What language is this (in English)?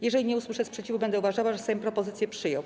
Polish